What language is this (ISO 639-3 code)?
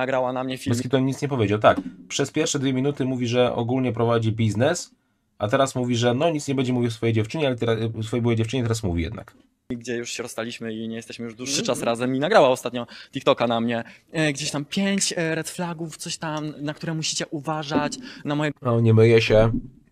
pol